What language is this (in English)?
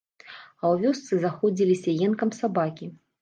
Belarusian